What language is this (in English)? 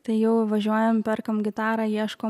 Lithuanian